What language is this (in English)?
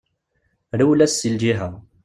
Kabyle